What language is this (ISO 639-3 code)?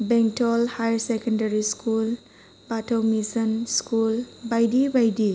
brx